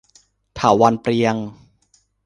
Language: Thai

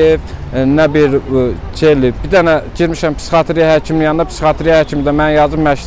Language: Turkish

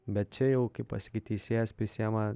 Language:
Lithuanian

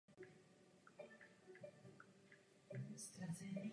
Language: Czech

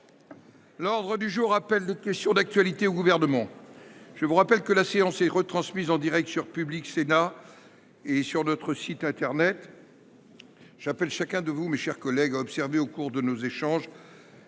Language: French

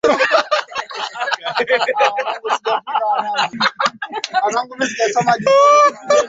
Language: Swahili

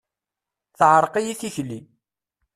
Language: Kabyle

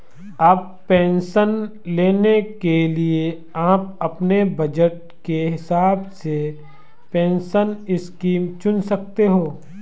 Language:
Hindi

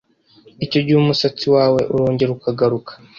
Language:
Kinyarwanda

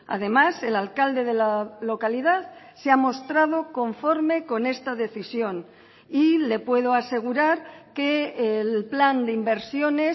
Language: Spanish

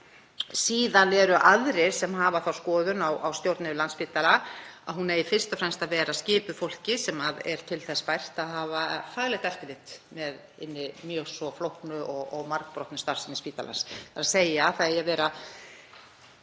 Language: Icelandic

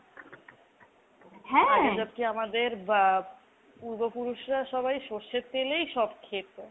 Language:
Bangla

